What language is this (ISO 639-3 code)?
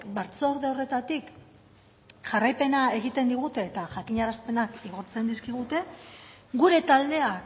eus